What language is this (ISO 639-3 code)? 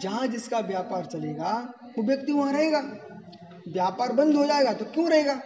hin